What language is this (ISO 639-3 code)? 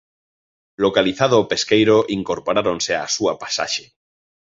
glg